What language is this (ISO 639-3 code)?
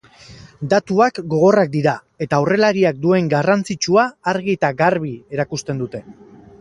eus